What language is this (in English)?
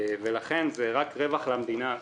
Hebrew